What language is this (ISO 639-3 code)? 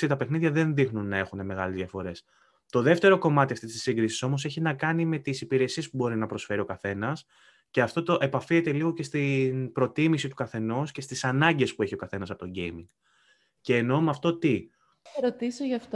ell